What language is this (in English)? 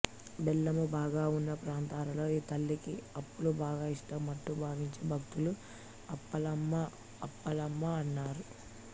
Telugu